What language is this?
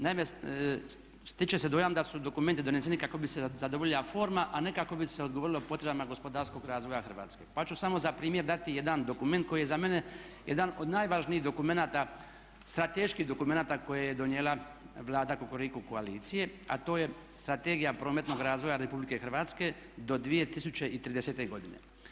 Croatian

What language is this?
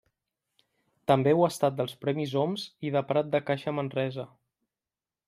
Catalan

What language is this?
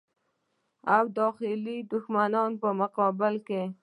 Pashto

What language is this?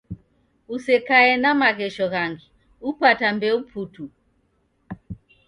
Taita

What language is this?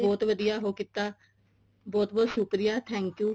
Punjabi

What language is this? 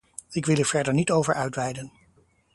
Dutch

